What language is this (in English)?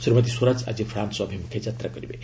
Odia